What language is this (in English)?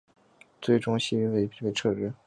Chinese